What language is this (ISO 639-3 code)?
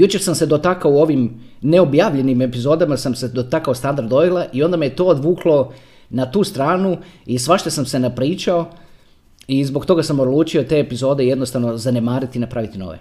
hrv